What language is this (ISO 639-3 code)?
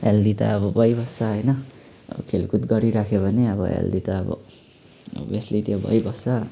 nep